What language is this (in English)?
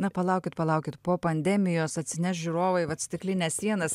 Lithuanian